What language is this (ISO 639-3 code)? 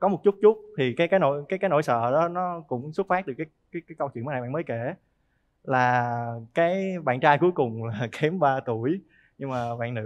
vie